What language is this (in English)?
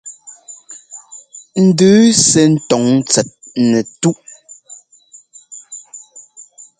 Ngomba